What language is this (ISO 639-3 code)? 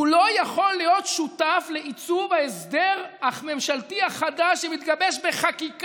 heb